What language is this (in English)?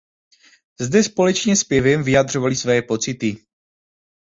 Czech